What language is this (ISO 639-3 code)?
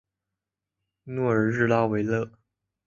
zho